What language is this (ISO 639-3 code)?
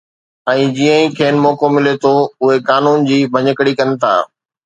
snd